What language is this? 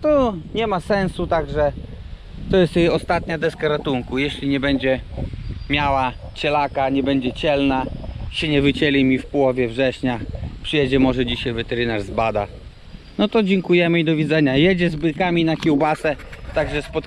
Polish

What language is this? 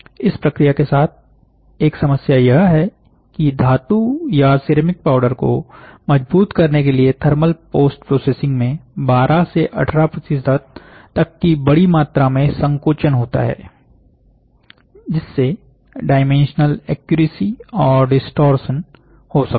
Hindi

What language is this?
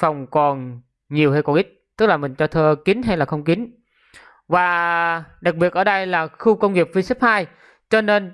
Vietnamese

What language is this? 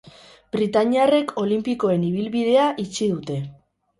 Basque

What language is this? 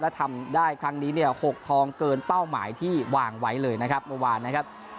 Thai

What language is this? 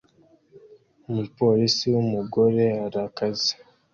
Kinyarwanda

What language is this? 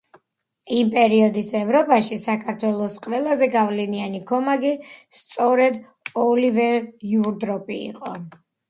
Georgian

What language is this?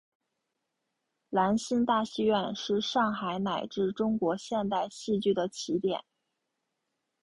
Chinese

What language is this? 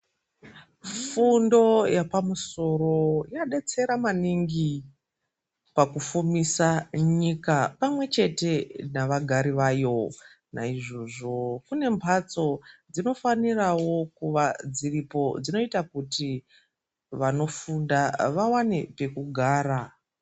Ndau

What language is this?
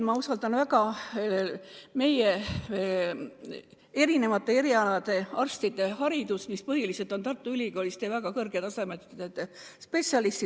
Estonian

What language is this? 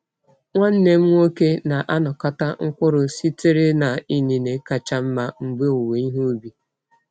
Igbo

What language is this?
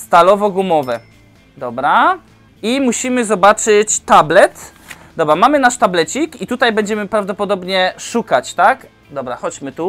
Polish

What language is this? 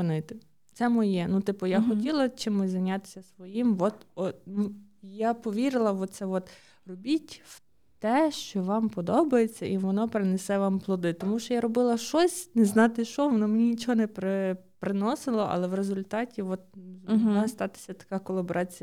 Ukrainian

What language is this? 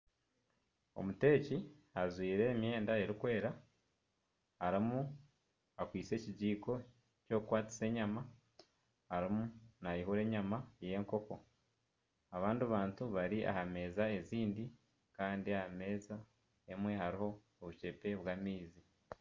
Nyankole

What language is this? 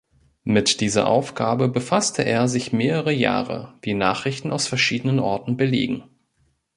German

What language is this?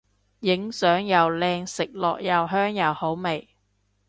Cantonese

